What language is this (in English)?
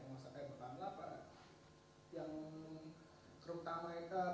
Indonesian